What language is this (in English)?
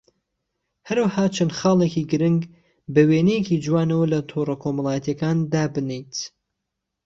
Central Kurdish